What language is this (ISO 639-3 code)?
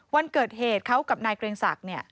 tha